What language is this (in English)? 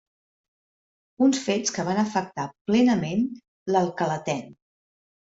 Catalan